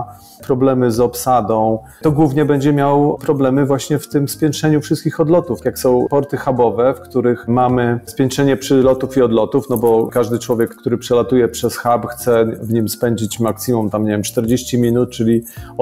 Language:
Polish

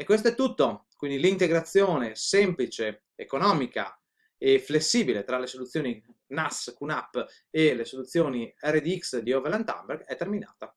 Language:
Italian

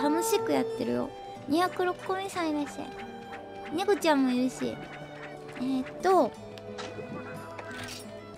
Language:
Japanese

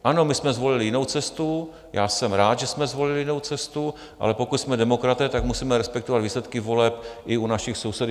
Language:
Czech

